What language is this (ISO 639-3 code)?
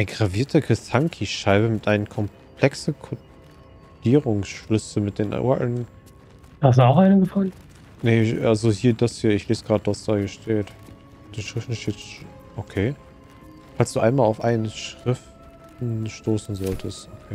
deu